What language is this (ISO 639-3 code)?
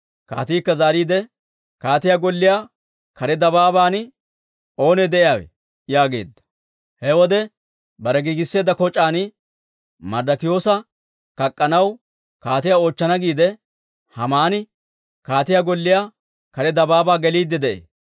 dwr